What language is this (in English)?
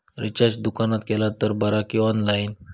Marathi